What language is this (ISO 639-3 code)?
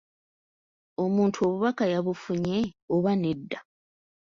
lug